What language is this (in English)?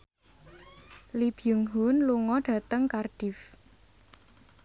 Javanese